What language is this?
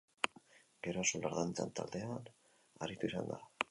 Basque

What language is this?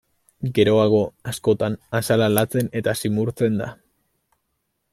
Basque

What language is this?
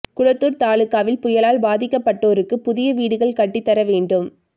Tamil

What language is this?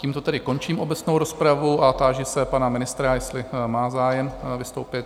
Czech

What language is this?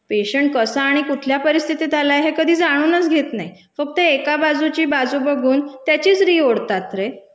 Marathi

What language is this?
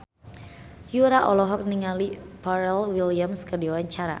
Sundanese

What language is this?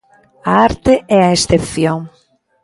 Galician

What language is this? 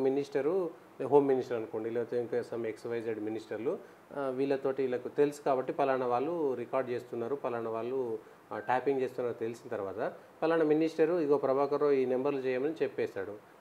Telugu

